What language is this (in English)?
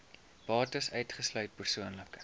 Afrikaans